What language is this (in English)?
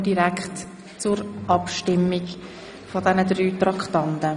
Swiss German